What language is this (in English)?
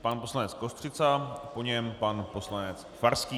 Czech